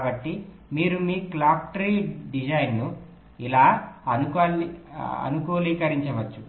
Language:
Telugu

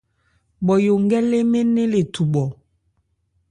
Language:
Ebrié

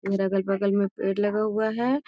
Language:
Magahi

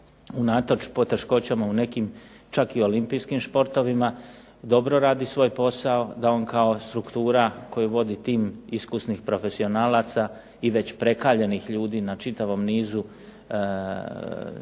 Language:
Croatian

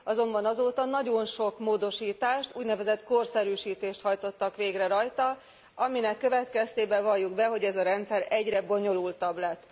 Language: Hungarian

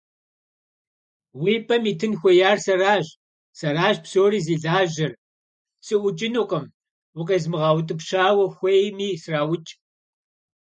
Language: Kabardian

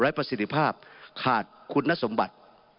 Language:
Thai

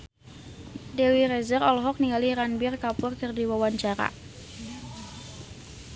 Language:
Sundanese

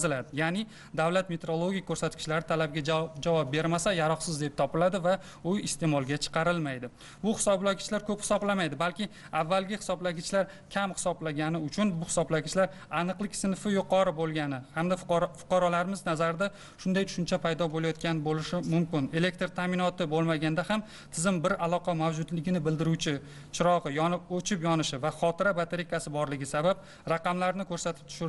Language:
Turkish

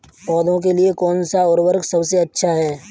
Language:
Hindi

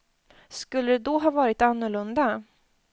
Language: Swedish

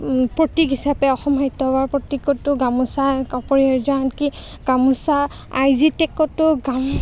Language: Assamese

